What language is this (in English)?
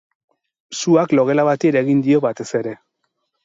Basque